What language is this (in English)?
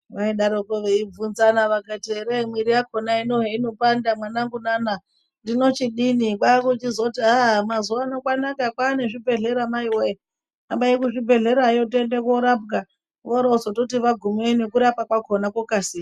Ndau